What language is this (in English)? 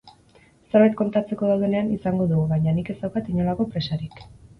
Basque